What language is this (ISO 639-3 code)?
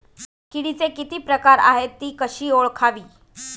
mar